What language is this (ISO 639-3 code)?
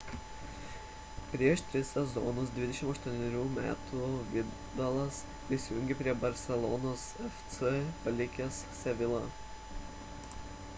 lit